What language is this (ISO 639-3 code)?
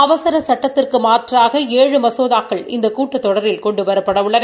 tam